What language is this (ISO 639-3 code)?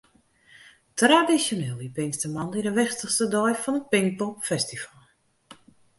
fry